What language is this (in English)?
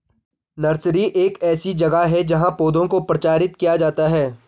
Hindi